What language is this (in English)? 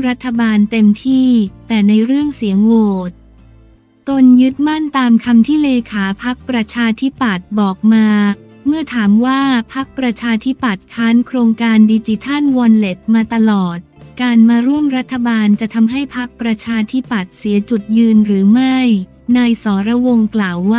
Thai